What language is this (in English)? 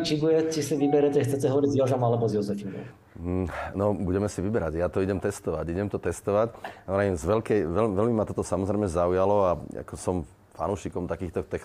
Slovak